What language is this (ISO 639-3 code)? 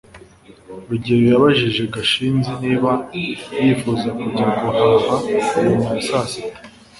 kin